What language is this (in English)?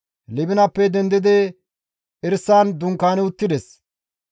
Gamo